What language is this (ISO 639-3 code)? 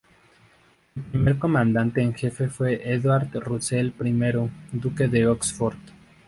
spa